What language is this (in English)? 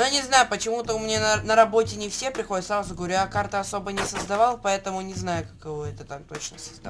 Russian